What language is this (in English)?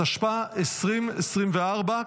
Hebrew